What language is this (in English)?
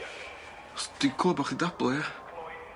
Welsh